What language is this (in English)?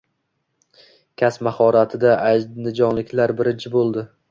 Uzbek